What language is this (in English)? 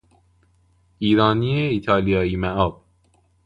Persian